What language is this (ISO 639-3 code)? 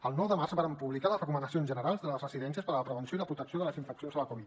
cat